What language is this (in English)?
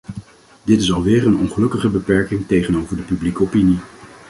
Dutch